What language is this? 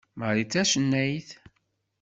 Kabyle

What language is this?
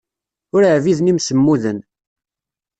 Kabyle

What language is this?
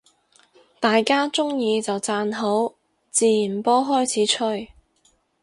Cantonese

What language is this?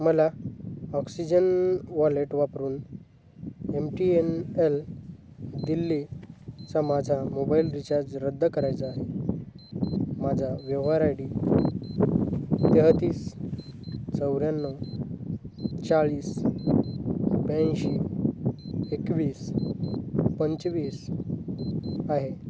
Marathi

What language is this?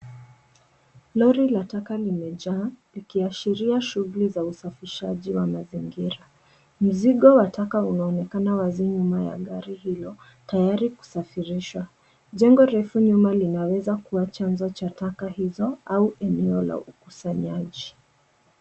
Swahili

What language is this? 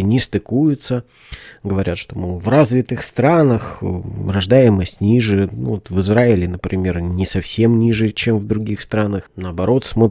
Russian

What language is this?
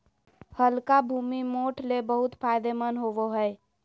Magahi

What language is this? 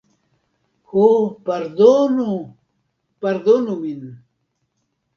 Esperanto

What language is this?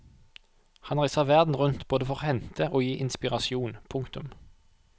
Norwegian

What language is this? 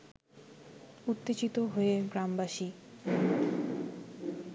Bangla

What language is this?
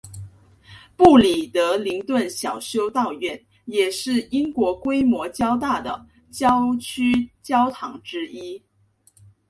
Chinese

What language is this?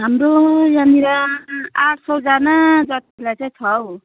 Nepali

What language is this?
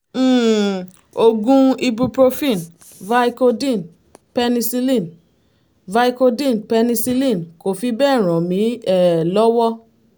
Yoruba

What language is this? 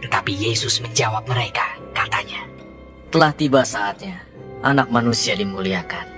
Indonesian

